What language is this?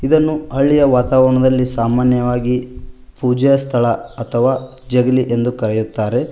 Kannada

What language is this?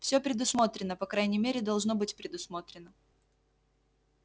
Russian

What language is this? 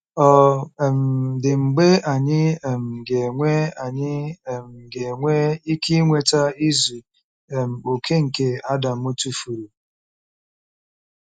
Igbo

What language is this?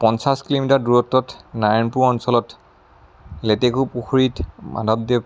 Assamese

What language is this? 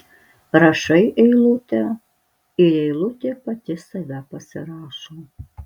Lithuanian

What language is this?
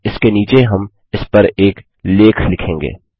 Hindi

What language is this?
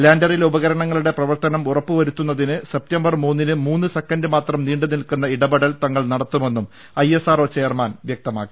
Malayalam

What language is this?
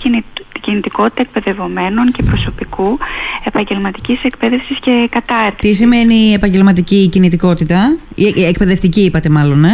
Greek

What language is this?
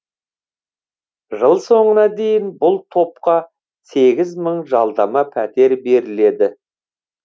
Kazakh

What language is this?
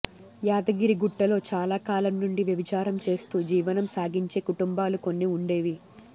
Telugu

